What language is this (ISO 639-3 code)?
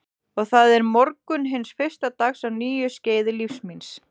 isl